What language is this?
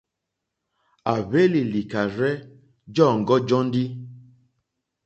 Mokpwe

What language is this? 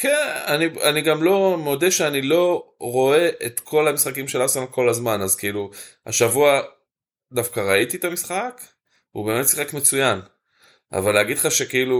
Hebrew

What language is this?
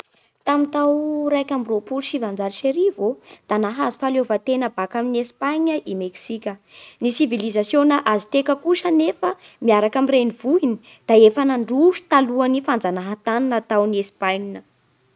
Bara Malagasy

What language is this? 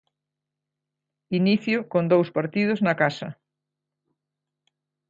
Galician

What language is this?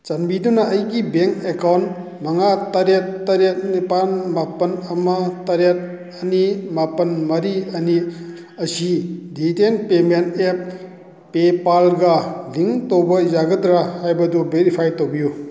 Manipuri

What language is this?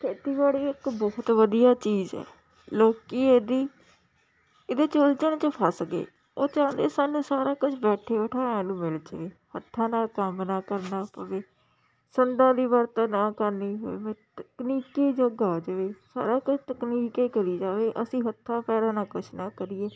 Punjabi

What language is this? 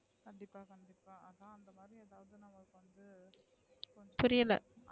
Tamil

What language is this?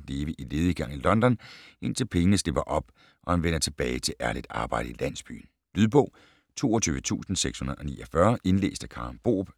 Danish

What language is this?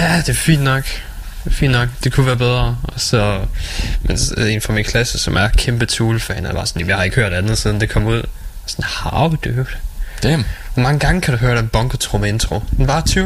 Danish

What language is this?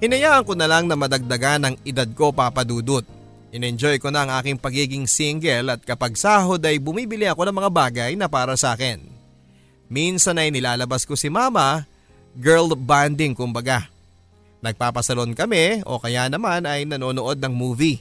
Filipino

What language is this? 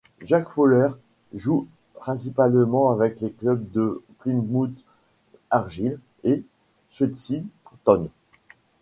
French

